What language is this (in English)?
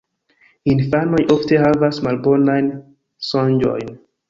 Esperanto